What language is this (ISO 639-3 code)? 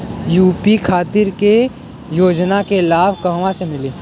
bho